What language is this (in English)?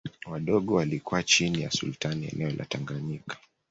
Swahili